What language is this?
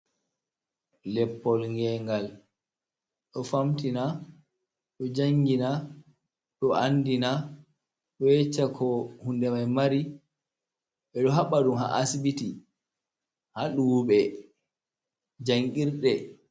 Fula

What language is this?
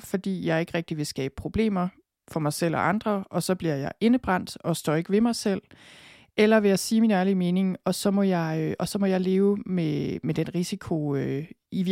Danish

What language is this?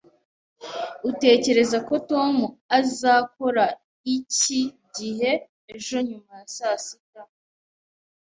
Kinyarwanda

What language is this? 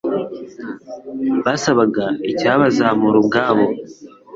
Kinyarwanda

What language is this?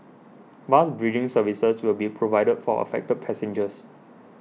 English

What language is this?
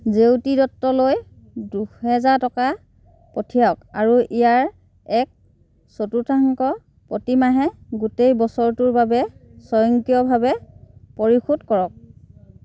Assamese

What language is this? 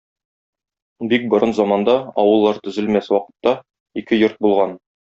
Tatar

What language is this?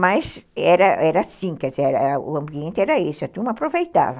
Portuguese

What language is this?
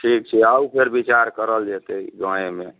Maithili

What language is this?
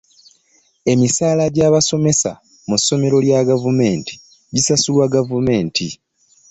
Ganda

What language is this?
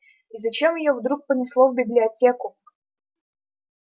Russian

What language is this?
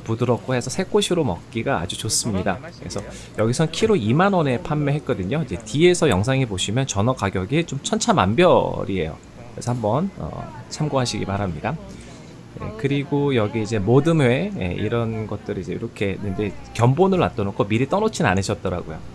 Korean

